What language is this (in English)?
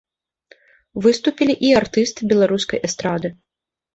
Belarusian